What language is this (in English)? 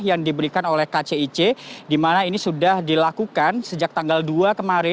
Indonesian